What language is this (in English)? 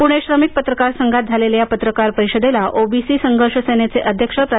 Marathi